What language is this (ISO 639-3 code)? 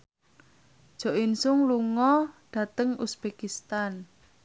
jav